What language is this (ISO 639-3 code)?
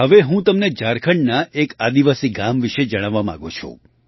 guj